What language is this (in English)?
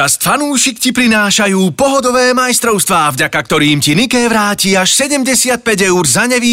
Slovak